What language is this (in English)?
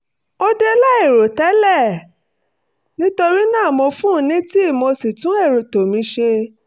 Yoruba